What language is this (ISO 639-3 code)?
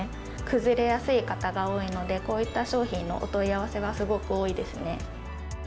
jpn